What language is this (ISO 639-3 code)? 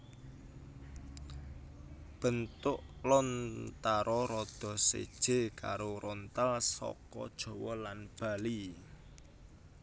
jav